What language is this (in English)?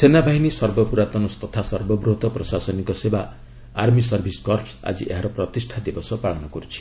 Odia